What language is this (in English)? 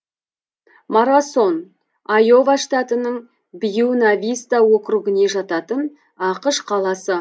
Kazakh